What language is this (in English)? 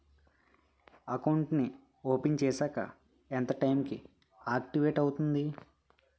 Telugu